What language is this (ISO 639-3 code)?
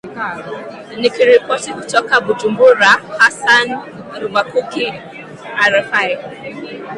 swa